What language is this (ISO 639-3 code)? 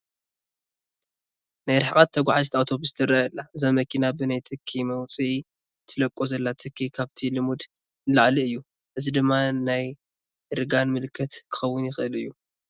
tir